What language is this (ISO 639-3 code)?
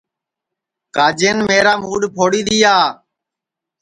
ssi